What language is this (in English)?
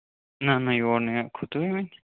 Kashmiri